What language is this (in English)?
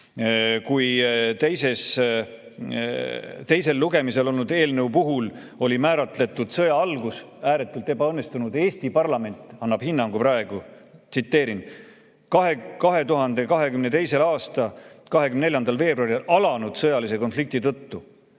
Estonian